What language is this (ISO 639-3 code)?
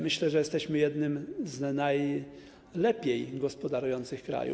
pol